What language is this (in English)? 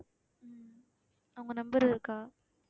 Tamil